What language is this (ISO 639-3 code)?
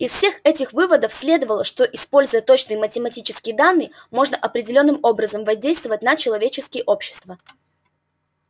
rus